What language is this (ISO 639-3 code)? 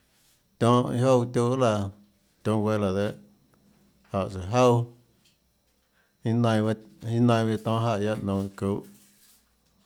ctl